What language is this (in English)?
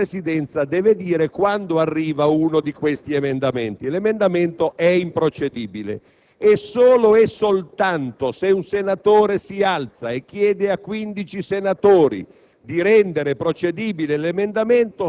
Italian